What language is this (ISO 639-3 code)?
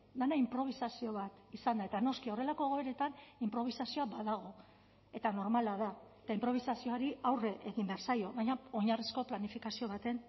eus